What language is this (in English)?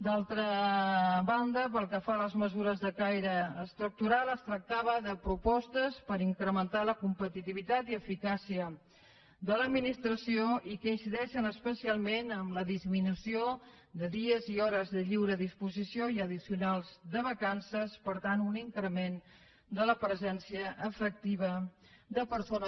Catalan